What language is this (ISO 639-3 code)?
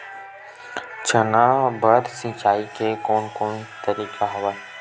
hne